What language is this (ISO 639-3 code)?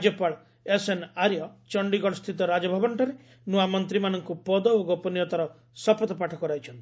ori